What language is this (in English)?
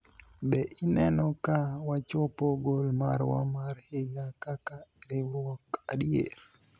Luo (Kenya and Tanzania)